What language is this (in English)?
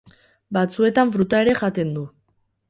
Basque